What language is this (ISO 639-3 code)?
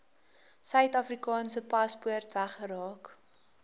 afr